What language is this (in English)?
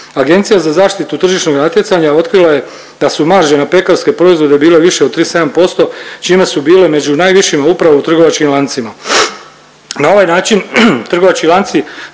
Croatian